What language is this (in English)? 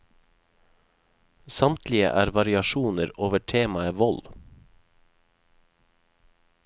Norwegian